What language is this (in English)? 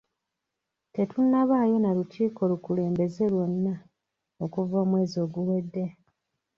Ganda